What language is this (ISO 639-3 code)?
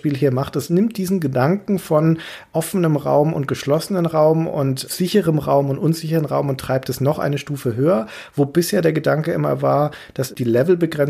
deu